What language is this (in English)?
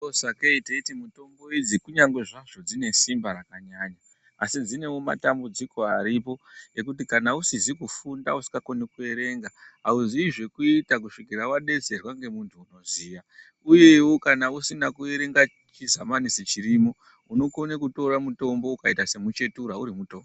Ndau